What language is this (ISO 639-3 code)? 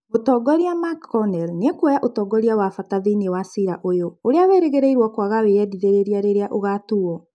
kik